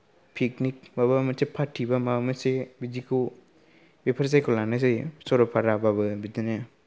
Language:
Bodo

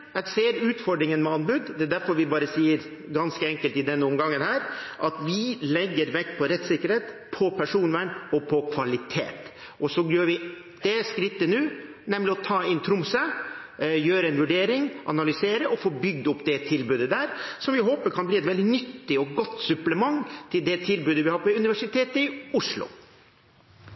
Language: Norwegian Bokmål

